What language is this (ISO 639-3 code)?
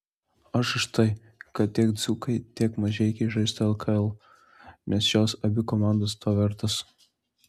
lit